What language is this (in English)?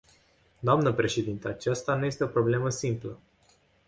Romanian